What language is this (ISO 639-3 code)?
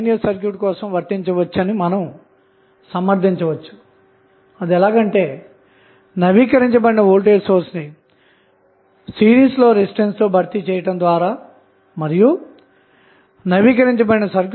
tel